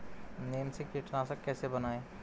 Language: Hindi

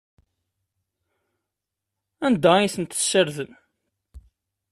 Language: Kabyle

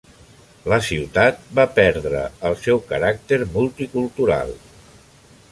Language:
Catalan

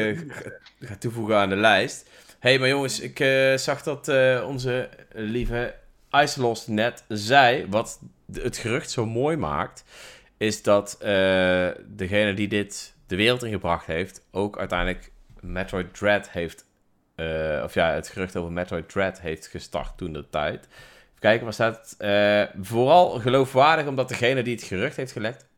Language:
Dutch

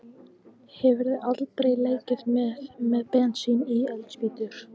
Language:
Icelandic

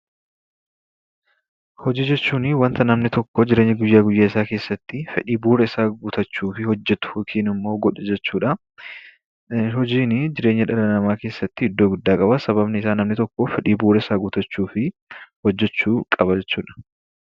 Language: Oromo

